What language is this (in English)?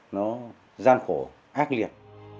Vietnamese